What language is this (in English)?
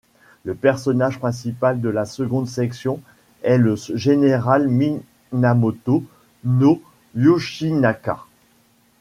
French